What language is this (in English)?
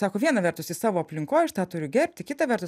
Lithuanian